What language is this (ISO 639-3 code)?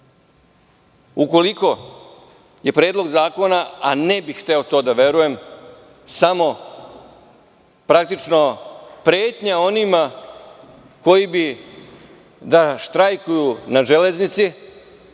srp